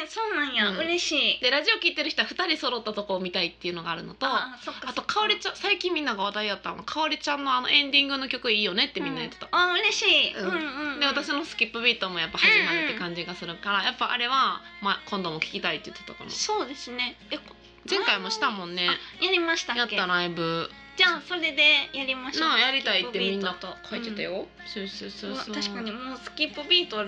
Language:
Japanese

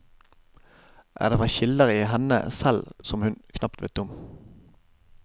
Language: Norwegian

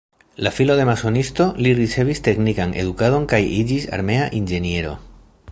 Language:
Esperanto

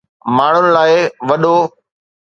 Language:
Sindhi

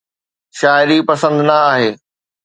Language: Sindhi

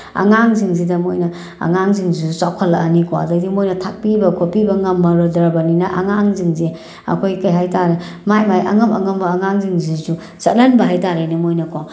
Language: Manipuri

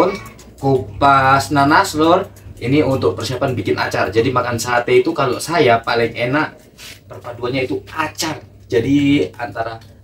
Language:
Indonesian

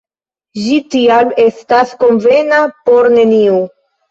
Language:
Esperanto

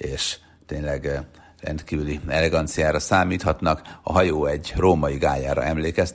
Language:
Hungarian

